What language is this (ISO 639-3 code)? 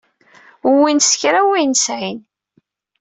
kab